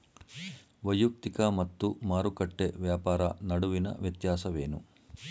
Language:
Kannada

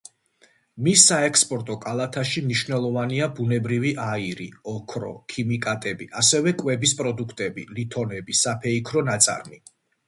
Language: Georgian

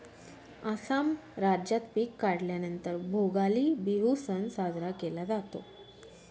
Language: Marathi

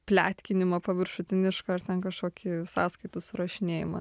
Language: Lithuanian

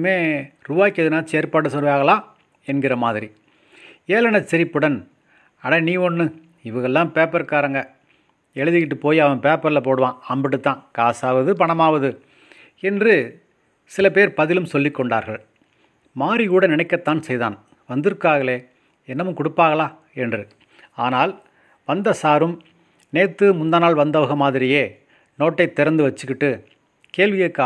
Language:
Tamil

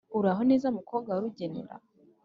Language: Kinyarwanda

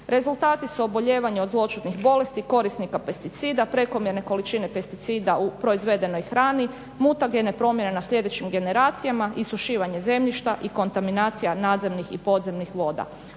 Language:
Croatian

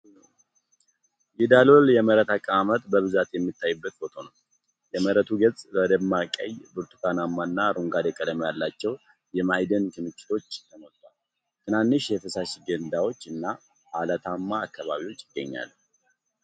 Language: Amharic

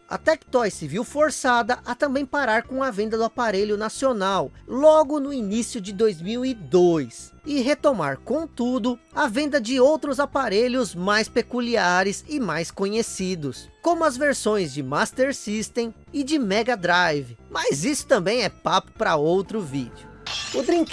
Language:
Portuguese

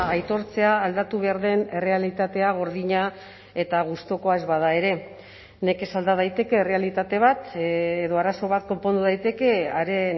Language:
Basque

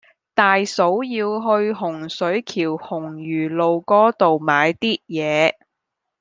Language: Cantonese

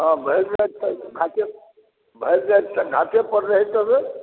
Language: Maithili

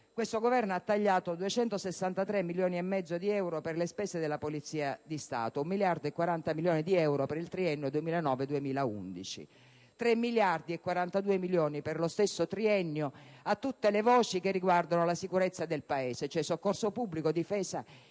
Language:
Italian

